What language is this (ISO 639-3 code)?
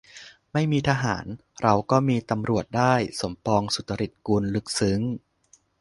tha